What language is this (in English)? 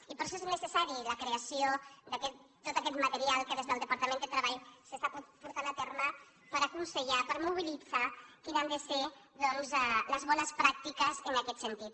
Catalan